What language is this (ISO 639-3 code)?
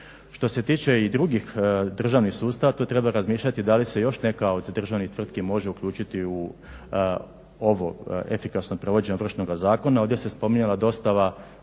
hrv